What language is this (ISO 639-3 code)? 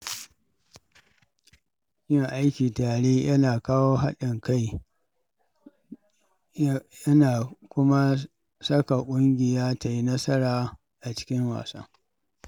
hau